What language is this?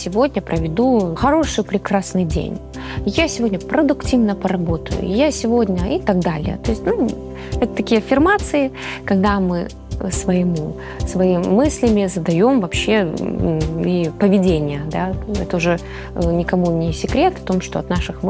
Russian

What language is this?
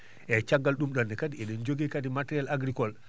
Fula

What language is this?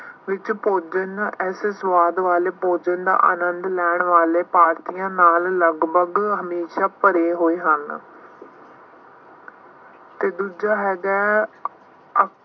Punjabi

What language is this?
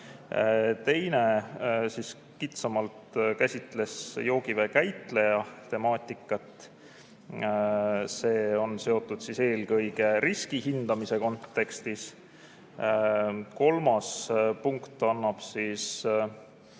Estonian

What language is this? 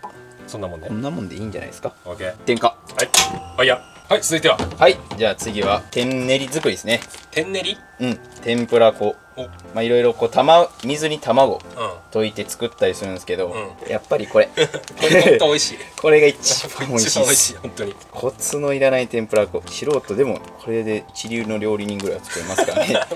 Japanese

